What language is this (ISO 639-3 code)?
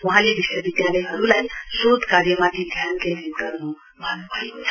nep